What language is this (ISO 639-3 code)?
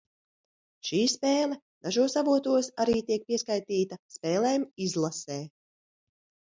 lav